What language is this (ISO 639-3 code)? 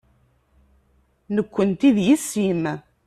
kab